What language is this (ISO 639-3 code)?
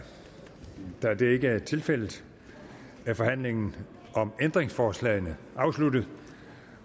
dan